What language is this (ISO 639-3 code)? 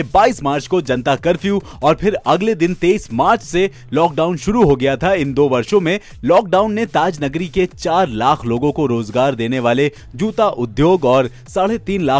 hin